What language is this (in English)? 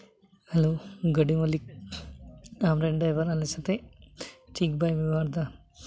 Santali